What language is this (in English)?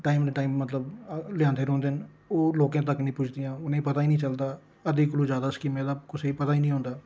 Dogri